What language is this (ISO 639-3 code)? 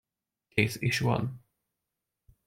hun